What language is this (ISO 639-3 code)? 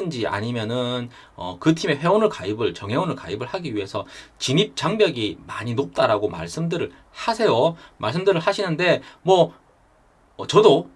kor